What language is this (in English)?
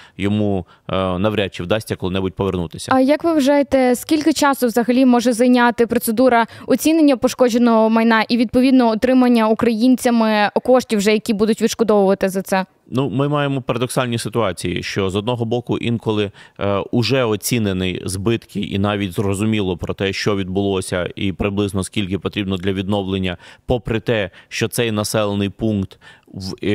Ukrainian